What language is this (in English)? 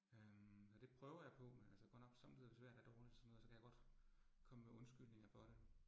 Danish